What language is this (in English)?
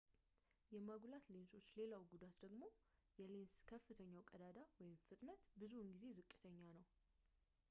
Amharic